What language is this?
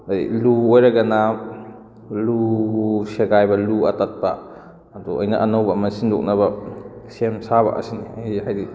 Manipuri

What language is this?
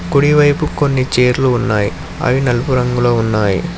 Telugu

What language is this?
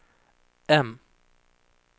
Swedish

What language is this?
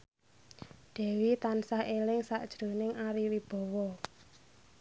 Javanese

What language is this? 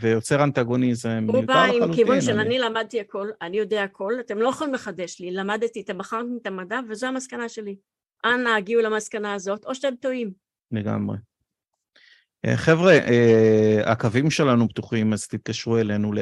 Hebrew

